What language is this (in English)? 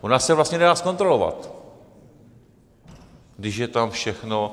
Czech